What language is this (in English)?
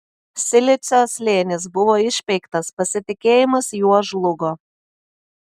Lithuanian